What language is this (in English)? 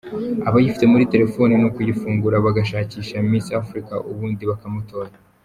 Kinyarwanda